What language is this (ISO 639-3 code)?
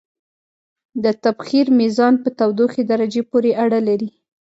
pus